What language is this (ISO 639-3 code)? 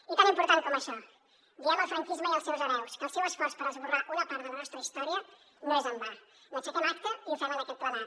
cat